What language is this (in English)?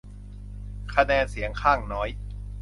Thai